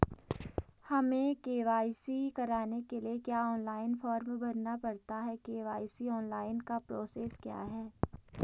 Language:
Hindi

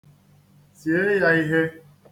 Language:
Igbo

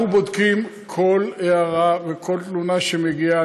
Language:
Hebrew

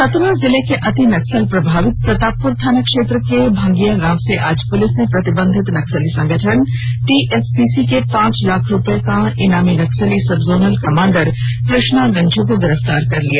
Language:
Hindi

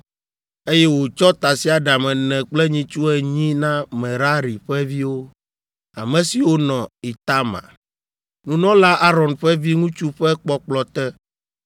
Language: Ewe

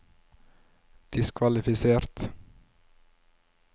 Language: Norwegian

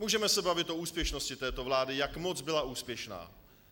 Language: Czech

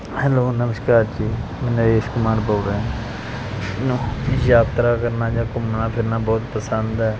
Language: Punjabi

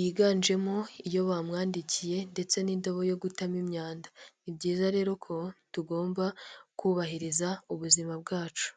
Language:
Kinyarwanda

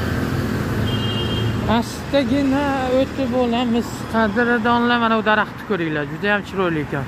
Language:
Turkish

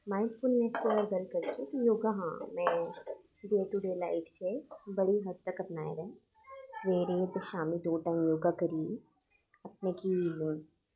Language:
Dogri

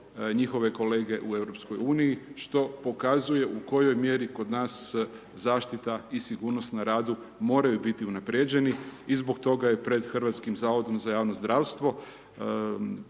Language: Croatian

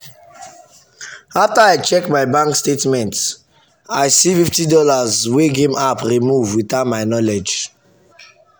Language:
Nigerian Pidgin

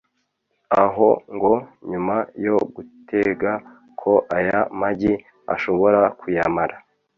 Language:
Kinyarwanda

